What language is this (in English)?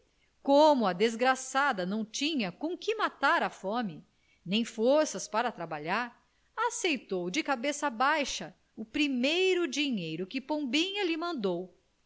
Portuguese